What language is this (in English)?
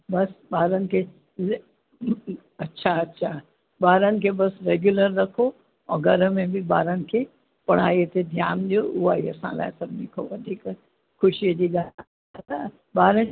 Sindhi